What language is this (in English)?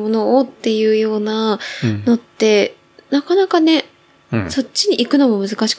Japanese